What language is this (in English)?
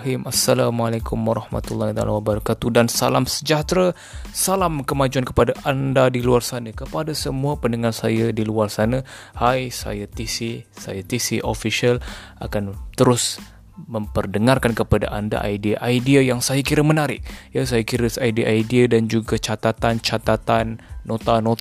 Malay